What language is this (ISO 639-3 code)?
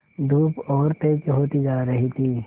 hin